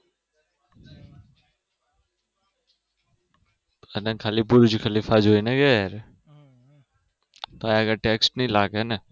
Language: Gujarati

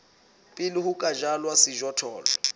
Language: Southern Sotho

